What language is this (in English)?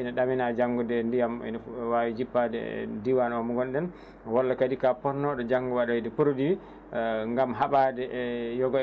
Fula